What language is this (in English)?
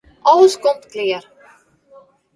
Western Frisian